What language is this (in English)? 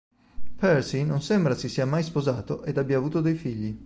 Italian